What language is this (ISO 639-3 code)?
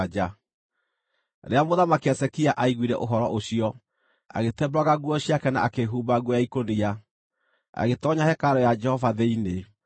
kik